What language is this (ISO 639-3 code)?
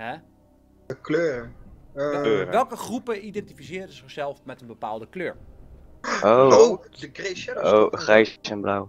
nld